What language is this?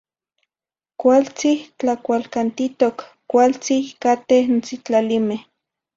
Zacatlán-Ahuacatlán-Tepetzintla Nahuatl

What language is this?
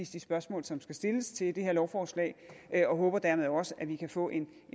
Danish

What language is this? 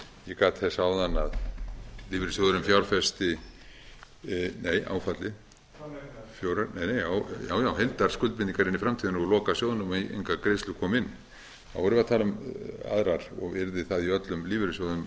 Icelandic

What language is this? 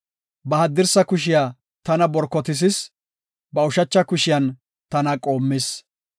Gofa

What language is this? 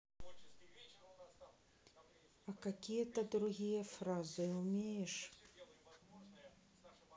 Russian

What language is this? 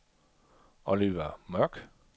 Danish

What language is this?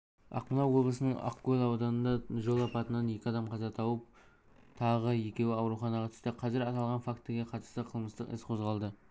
Kazakh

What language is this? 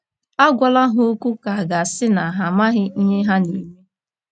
Igbo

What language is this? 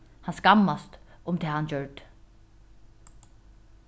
Faroese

